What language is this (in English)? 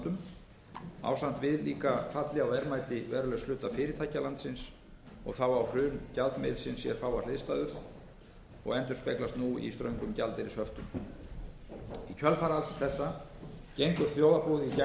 Icelandic